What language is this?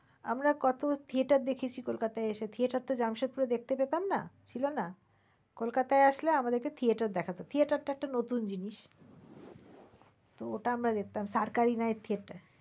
Bangla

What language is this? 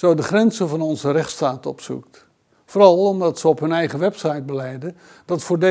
Dutch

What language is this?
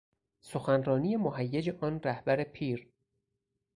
Persian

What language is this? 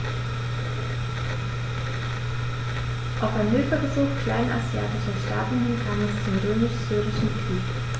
German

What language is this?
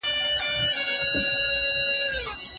Pashto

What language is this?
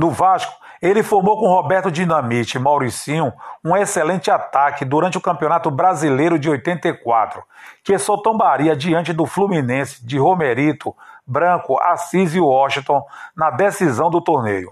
Portuguese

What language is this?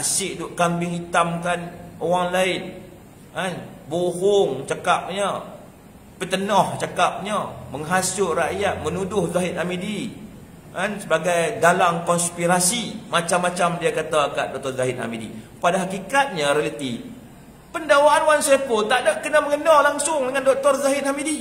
Malay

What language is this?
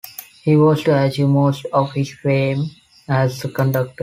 English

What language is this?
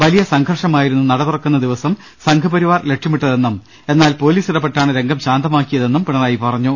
Malayalam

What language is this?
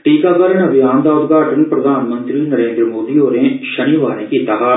Dogri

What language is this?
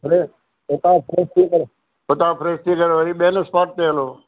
Sindhi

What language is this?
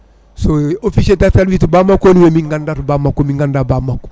Fula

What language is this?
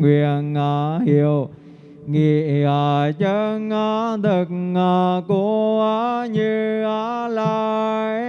Vietnamese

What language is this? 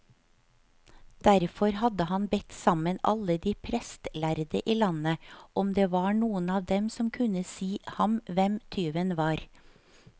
Norwegian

